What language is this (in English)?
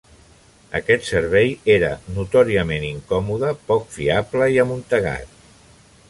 Catalan